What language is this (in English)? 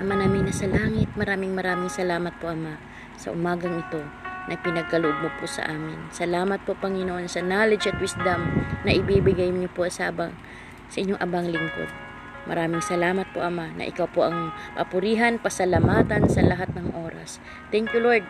Filipino